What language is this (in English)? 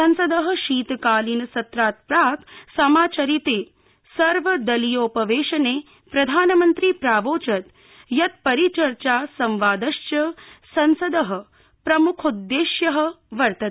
Sanskrit